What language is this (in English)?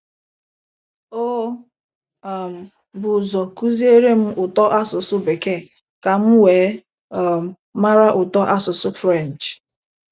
Igbo